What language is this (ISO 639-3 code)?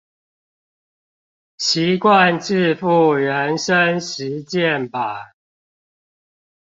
zho